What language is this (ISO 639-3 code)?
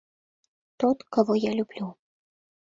chm